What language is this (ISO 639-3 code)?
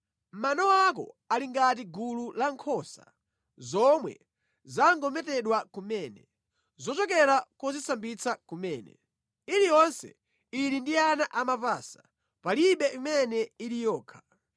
nya